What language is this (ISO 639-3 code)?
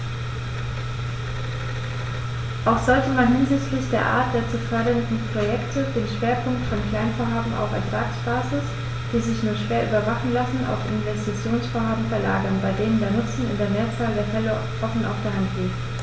deu